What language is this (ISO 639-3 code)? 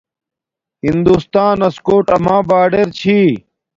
dmk